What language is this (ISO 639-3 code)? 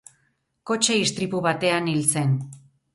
eus